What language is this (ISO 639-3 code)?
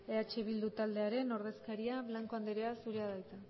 eus